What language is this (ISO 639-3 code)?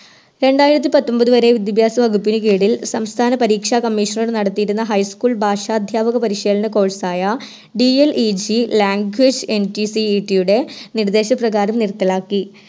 mal